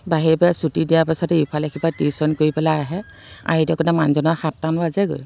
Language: Assamese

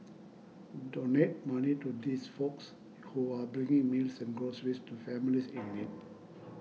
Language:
English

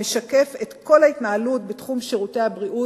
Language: Hebrew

